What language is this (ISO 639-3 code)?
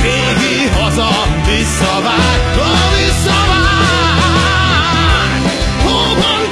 hun